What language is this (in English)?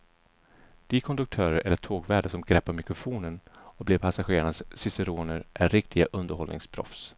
Swedish